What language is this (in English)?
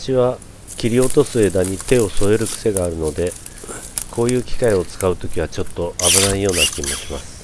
Japanese